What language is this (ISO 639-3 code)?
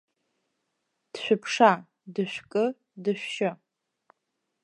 abk